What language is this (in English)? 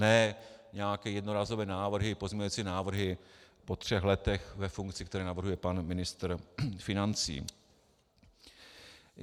Czech